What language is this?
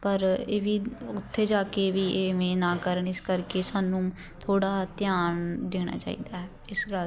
Punjabi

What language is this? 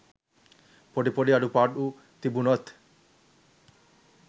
Sinhala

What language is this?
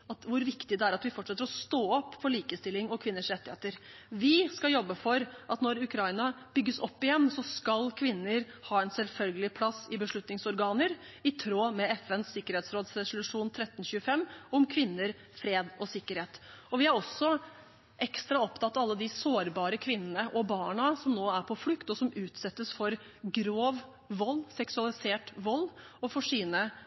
Norwegian Bokmål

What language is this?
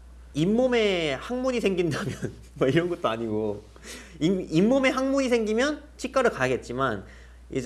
Korean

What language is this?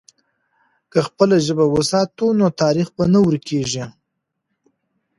Pashto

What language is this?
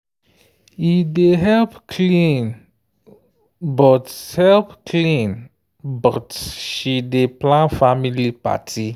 Nigerian Pidgin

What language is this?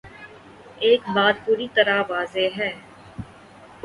Urdu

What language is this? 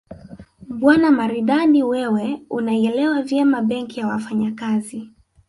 Swahili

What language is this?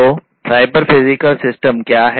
Hindi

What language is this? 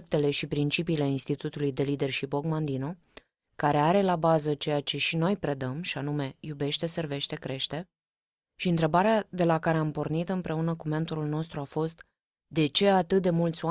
Romanian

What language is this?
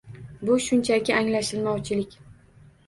Uzbek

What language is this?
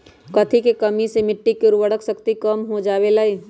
Magahi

